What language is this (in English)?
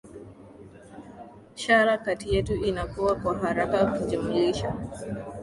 Swahili